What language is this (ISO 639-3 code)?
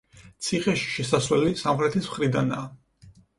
kat